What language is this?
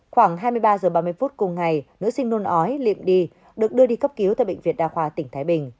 Vietnamese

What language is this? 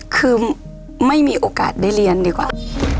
Thai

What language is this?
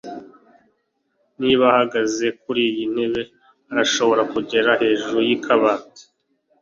Kinyarwanda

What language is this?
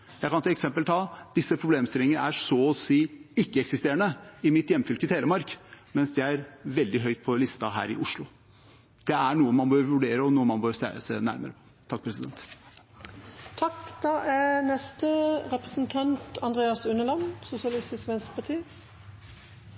Norwegian Bokmål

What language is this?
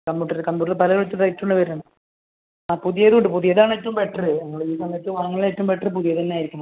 Malayalam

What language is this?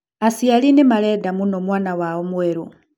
Kikuyu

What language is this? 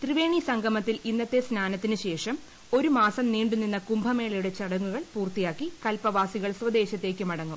Malayalam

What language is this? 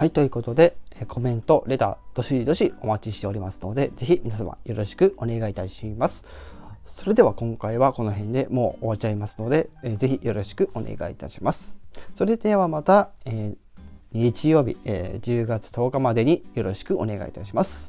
Japanese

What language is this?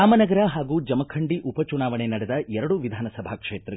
Kannada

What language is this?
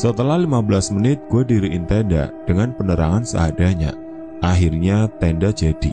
Indonesian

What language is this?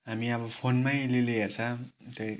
Nepali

